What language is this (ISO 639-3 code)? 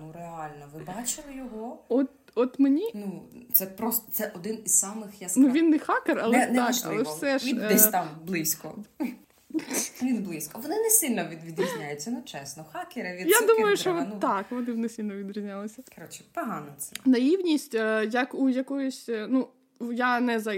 ukr